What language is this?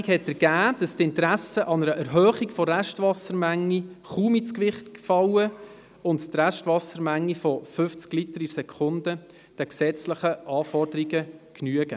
Swiss German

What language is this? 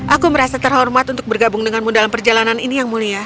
Indonesian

